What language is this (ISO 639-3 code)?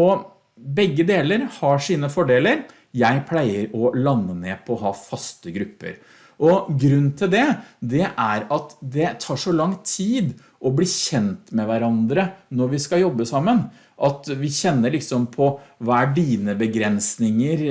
nor